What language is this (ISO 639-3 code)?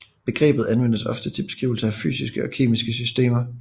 dan